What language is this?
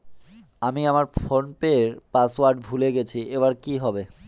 Bangla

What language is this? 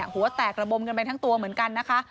Thai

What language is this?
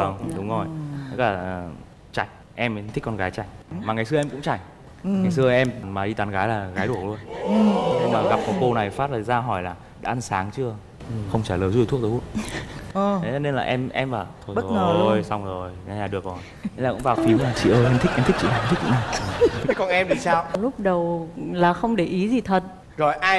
Vietnamese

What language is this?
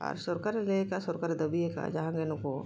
Santali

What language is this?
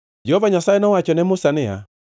Luo (Kenya and Tanzania)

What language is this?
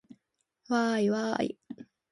Japanese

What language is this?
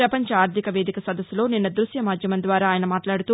Telugu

